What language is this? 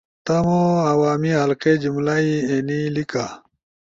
Ushojo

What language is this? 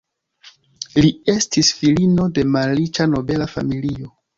Esperanto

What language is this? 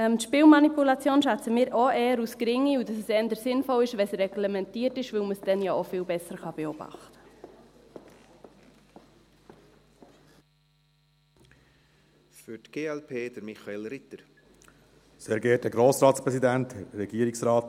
Swiss German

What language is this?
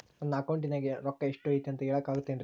Kannada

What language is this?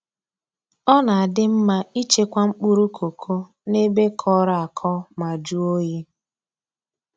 Igbo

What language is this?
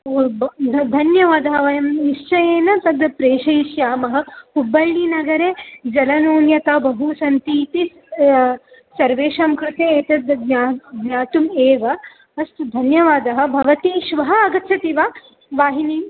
Sanskrit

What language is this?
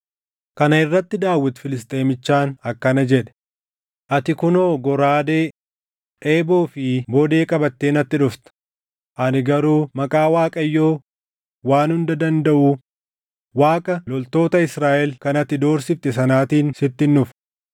Oromo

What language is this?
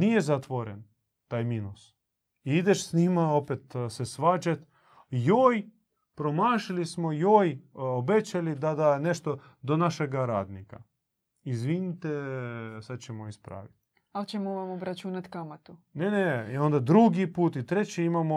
Croatian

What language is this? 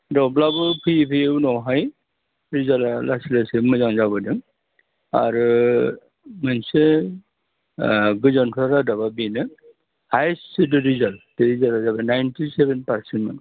Bodo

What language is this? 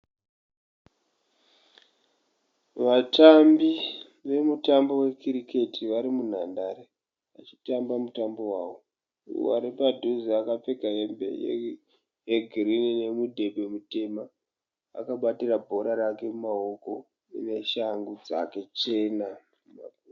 Shona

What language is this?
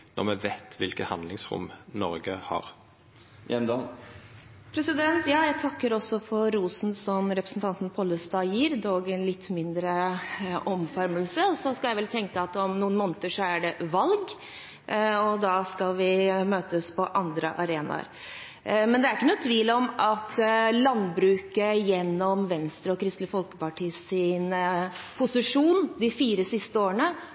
Norwegian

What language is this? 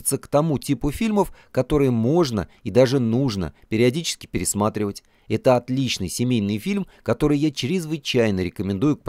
Russian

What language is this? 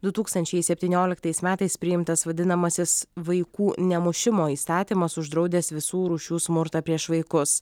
Lithuanian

